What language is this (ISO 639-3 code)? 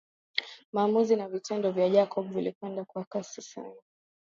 swa